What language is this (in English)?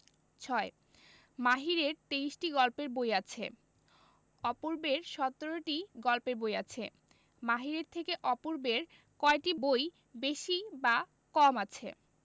Bangla